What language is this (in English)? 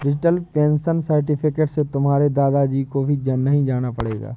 Hindi